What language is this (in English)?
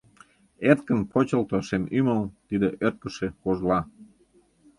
Mari